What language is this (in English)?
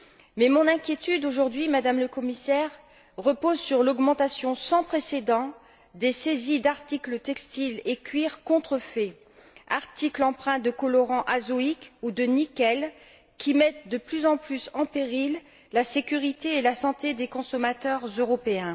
French